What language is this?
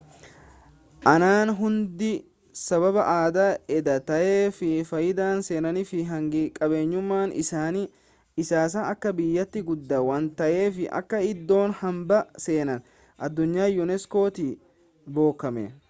Oromo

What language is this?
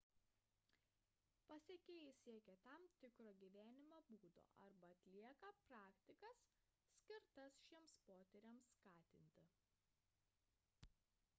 Lithuanian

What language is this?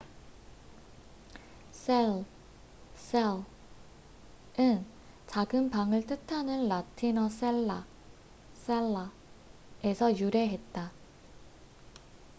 Korean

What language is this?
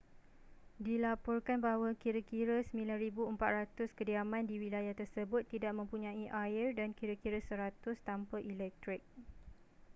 Malay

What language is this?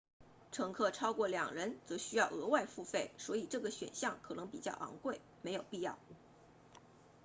Chinese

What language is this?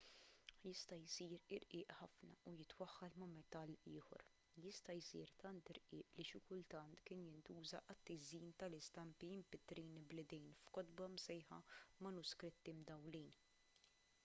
Maltese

